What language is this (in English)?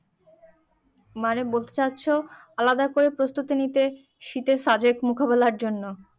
Bangla